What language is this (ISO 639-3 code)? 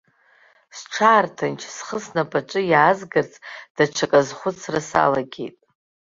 abk